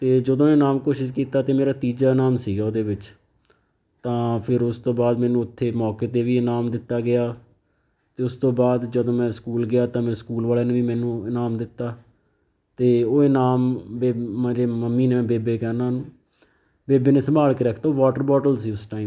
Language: Punjabi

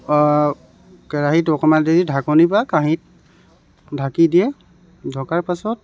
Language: Assamese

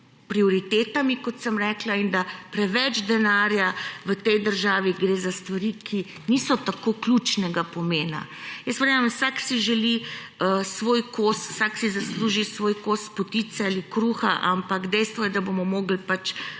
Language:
Slovenian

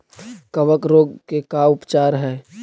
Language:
Magahi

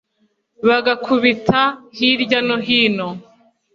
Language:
Kinyarwanda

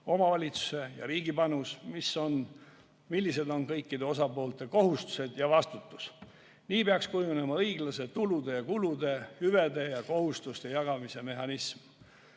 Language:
Estonian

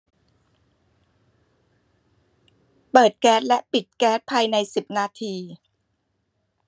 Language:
Thai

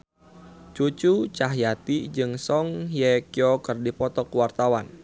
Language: Sundanese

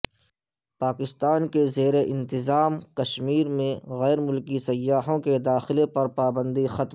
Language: Urdu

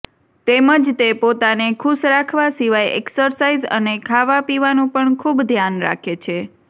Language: Gujarati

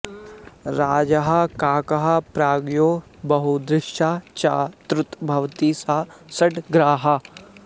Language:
Sanskrit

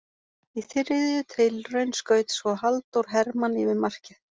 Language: Icelandic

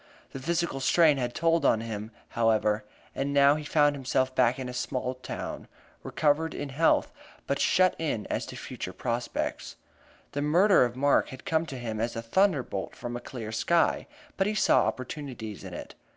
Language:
English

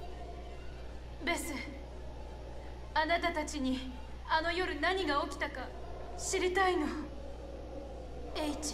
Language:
Japanese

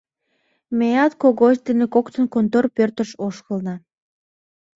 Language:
Mari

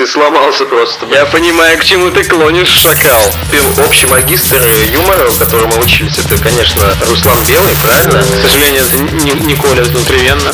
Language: Russian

